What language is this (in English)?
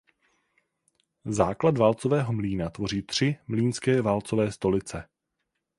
Czech